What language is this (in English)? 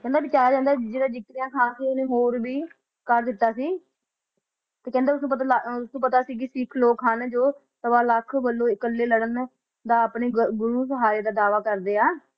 Punjabi